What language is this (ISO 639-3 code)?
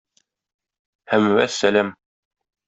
tat